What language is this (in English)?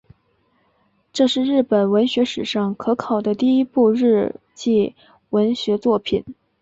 Chinese